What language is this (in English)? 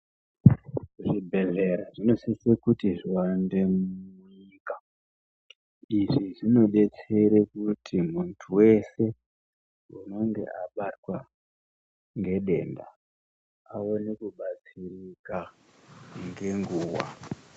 Ndau